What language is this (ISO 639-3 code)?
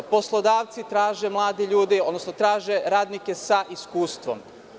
srp